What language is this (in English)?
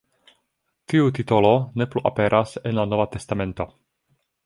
Esperanto